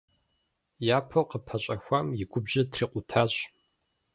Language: Kabardian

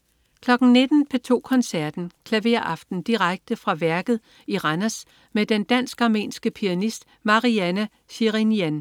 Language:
Danish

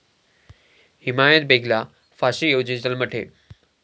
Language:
Marathi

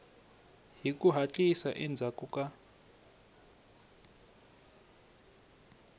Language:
Tsonga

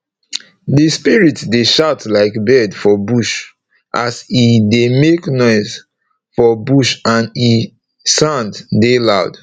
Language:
Nigerian Pidgin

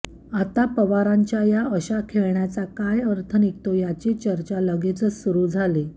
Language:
Marathi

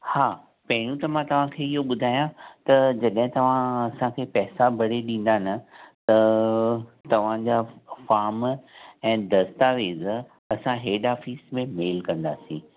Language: Sindhi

